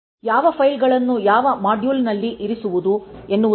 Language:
Kannada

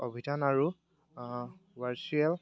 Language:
Assamese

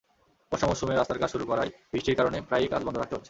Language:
Bangla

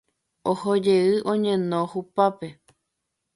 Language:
Guarani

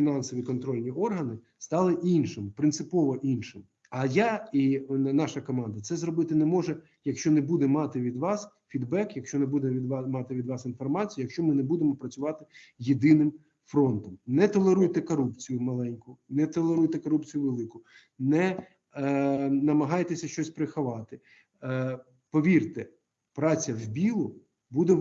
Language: Ukrainian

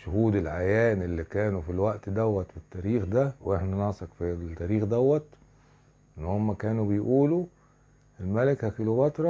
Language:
Arabic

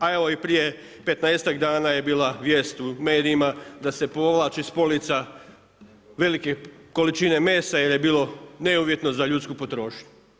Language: Croatian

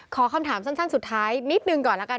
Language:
Thai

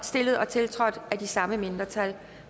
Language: Danish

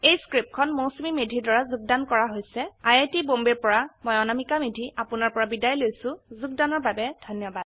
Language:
Assamese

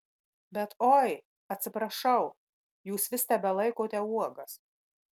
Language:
Lithuanian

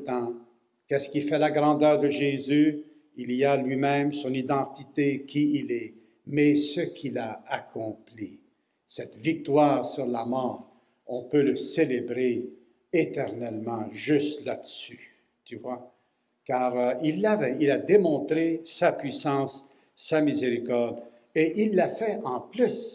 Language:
French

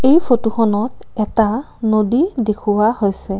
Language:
Assamese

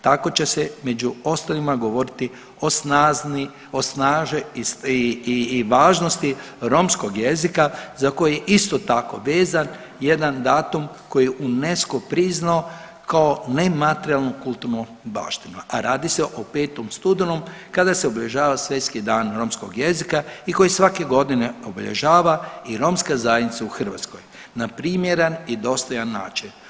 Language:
Croatian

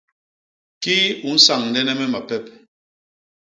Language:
Basaa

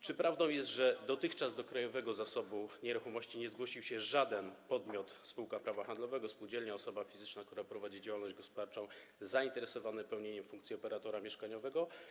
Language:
Polish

